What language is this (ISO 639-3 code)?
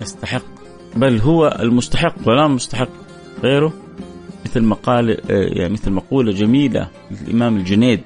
ara